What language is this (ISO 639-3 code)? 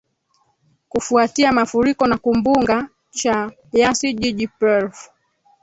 swa